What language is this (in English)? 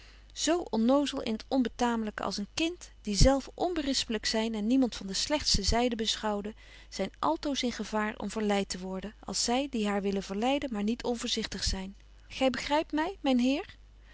Dutch